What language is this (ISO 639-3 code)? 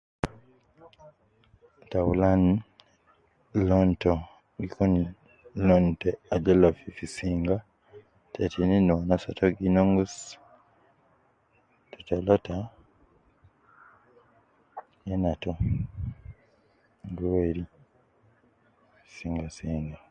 kcn